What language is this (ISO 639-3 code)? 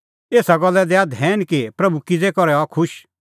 kfx